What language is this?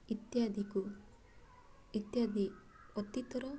Odia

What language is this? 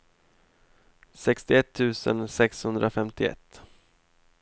Swedish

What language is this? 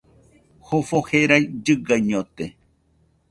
Nüpode Huitoto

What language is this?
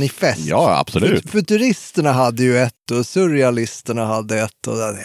Swedish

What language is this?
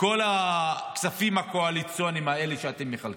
Hebrew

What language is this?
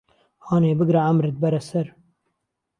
Central Kurdish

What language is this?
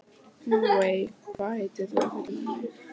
Icelandic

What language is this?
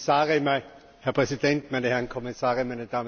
German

